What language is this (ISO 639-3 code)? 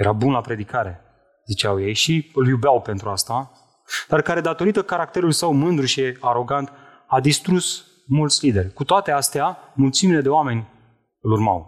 ron